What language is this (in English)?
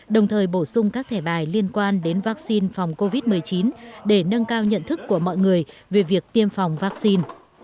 Vietnamese